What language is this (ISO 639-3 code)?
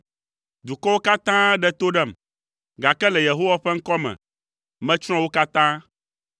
ewe